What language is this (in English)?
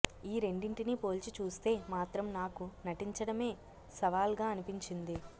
Telugu